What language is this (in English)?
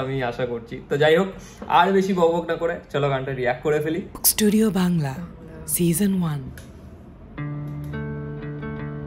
Indonesian